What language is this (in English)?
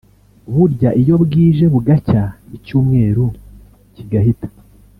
Kinyarwanda